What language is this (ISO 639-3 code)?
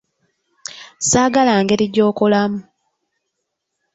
lug